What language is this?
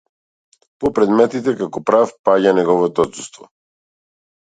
Macedonian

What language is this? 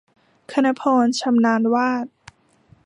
Thai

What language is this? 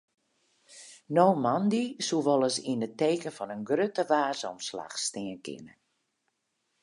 Western Frisian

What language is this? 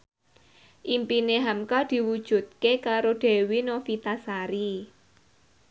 Javanese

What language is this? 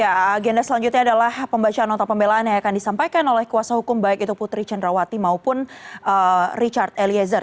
Indonesian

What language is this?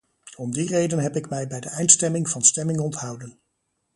Dutch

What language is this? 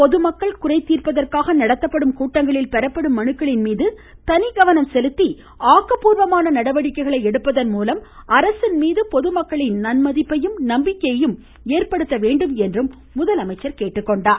Tamil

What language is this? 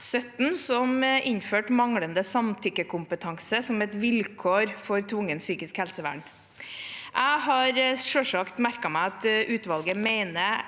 Norwegian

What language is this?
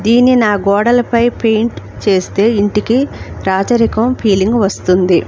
Telugu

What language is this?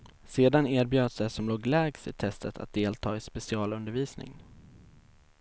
Swedish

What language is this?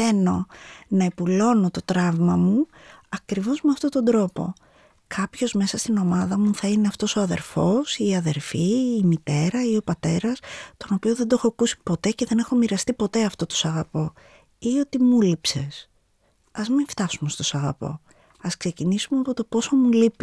Greek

